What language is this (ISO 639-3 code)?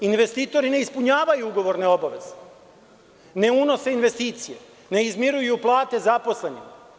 srp